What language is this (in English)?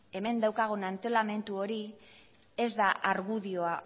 Basque